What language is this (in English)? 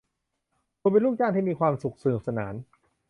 Thai